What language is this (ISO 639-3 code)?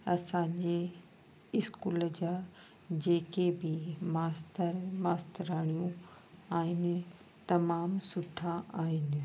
snd